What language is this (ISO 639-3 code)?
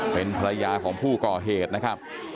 tha